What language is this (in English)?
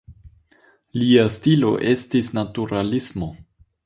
Esperanto